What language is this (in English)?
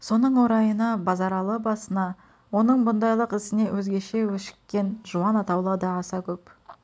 Kazakh